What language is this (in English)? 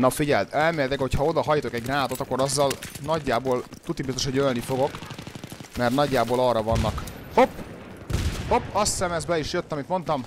Hungarian